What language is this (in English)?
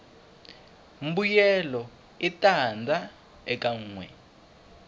Tsonga